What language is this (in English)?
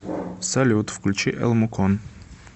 Russian